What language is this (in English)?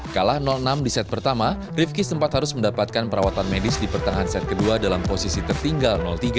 Indonesian